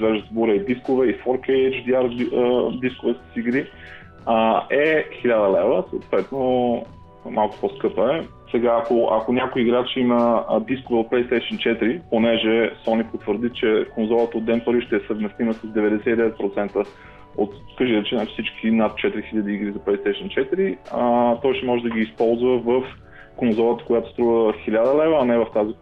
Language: Bulgarian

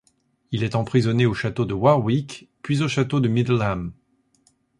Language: French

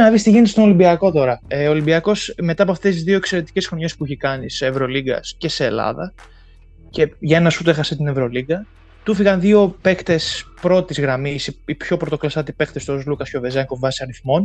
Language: Greek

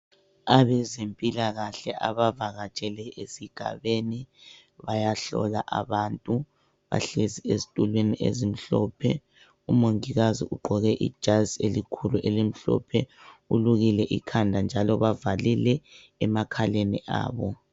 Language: North Ndebele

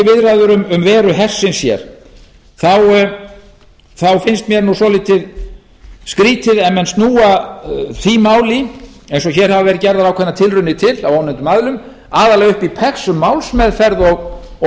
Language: Icelandic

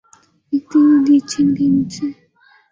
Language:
Urdu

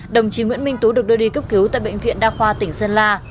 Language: Vietnamese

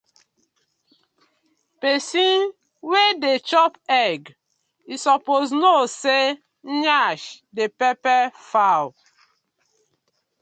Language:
Nigerian Pidgin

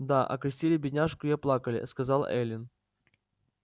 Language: Russian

